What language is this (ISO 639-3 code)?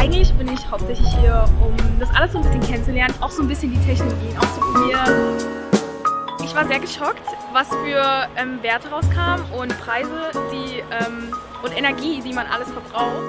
deu